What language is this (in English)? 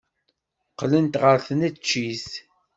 Kabyle